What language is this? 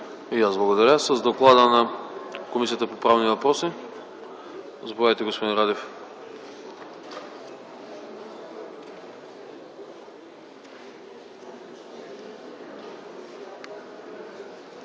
Bulgarian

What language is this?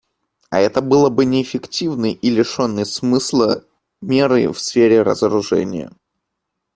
Russian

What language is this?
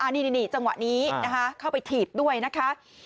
Thai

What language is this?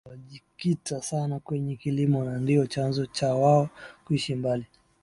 Swahili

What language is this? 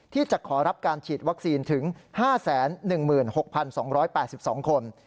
Thai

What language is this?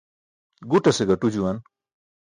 Burushaski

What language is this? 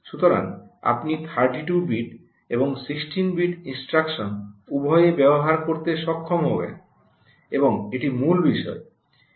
Bangla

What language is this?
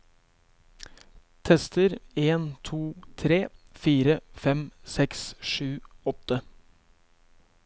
Norwegian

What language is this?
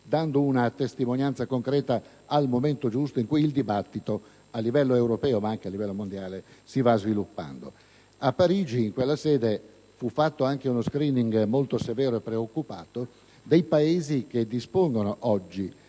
Italian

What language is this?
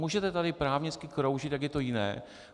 Czech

